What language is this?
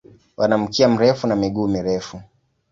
Swahili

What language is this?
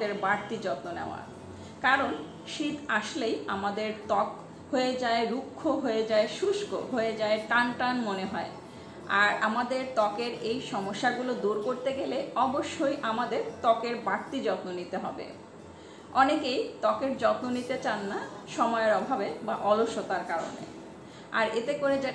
Hindi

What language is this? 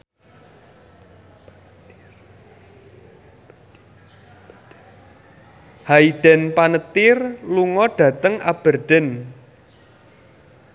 Javanese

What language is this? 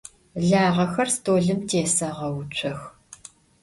Adyghe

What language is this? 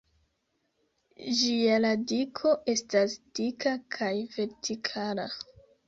Esperanto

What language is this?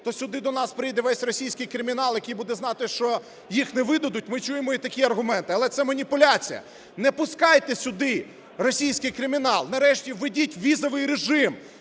Ukrainian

